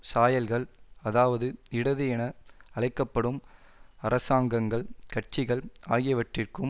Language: Tamil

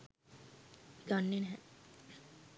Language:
Sinhala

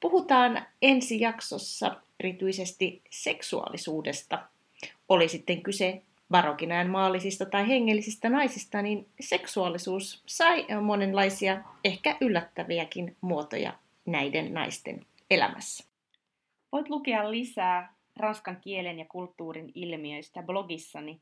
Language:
Finnish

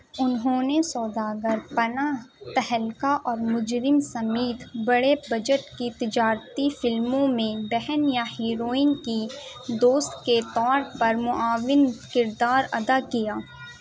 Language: Urdu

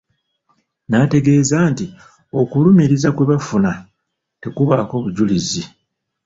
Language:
Ganda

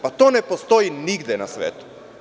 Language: Serbian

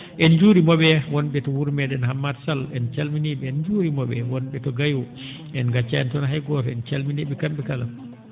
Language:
Fula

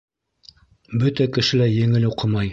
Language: Bashkir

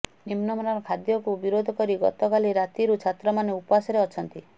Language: Odia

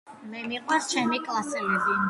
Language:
Georgian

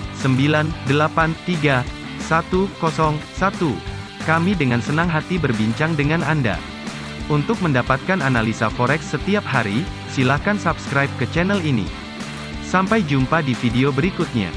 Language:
Indonesian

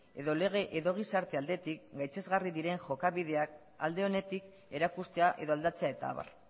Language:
Basque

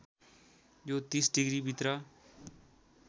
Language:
Nepali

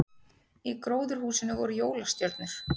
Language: Icelandic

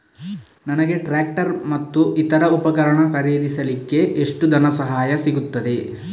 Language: Kannada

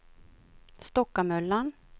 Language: Swedish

